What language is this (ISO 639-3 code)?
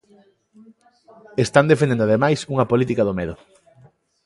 glg